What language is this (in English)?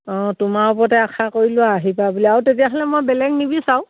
Assamese